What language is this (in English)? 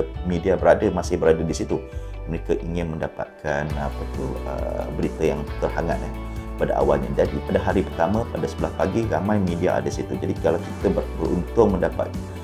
Malay